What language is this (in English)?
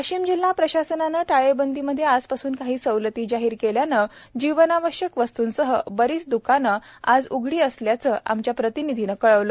Marathi